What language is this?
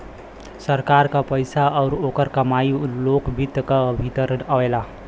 Bhojpuri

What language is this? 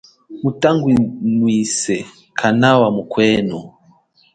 Chokwe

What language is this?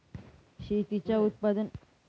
Marathi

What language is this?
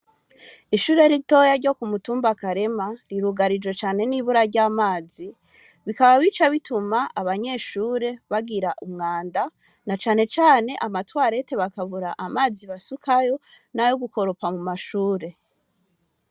Rundi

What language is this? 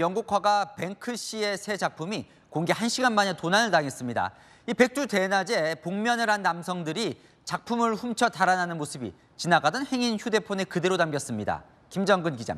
Korean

